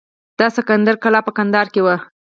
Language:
Pashto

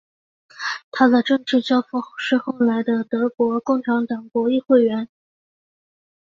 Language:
Chinese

